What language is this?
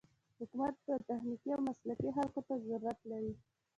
Pashto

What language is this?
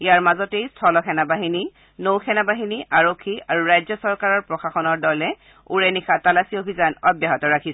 Assamese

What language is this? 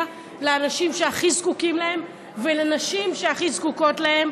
Hebrew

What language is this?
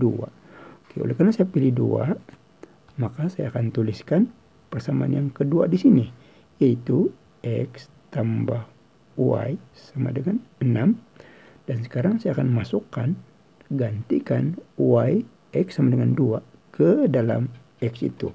Indonesian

